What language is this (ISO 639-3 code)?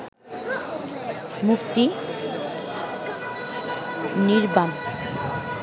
ben